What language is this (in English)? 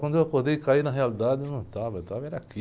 Portuguese